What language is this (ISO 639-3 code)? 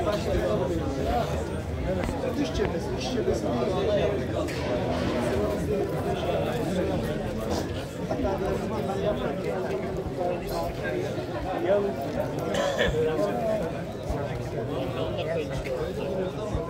tur